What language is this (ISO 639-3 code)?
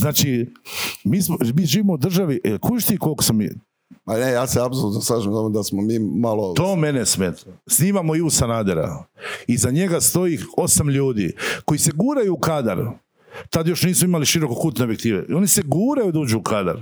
hrv